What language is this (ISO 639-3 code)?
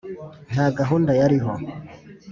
kin